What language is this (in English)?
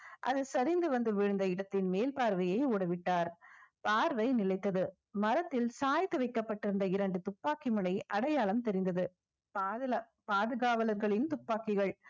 Tamil